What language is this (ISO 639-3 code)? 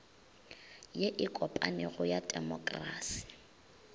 nso